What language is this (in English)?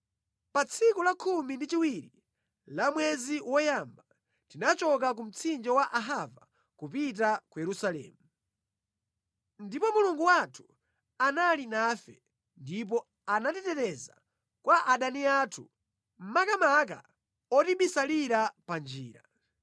Nyanja